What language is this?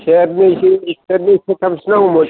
Bodo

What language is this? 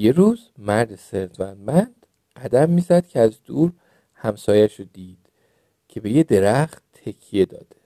Persian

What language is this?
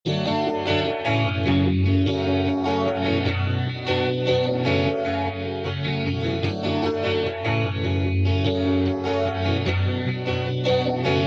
Polish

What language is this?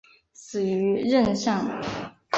Chinese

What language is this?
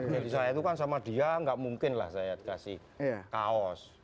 Indonesian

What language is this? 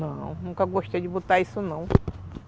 Portuguese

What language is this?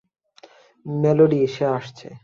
Bangla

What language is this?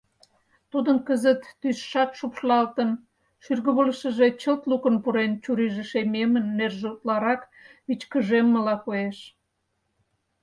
Mari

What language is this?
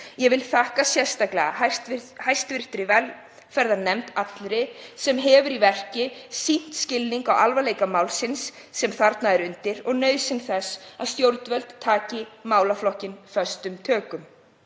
Icelandic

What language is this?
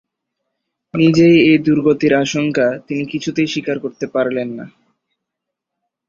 Bangla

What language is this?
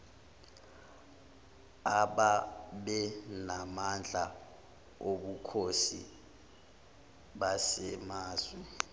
Zulu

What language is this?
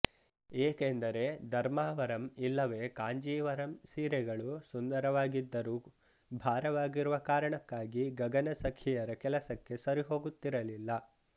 Kannada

